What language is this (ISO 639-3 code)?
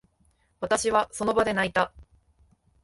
jpn